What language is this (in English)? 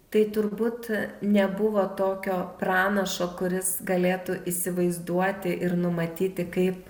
Lithuanian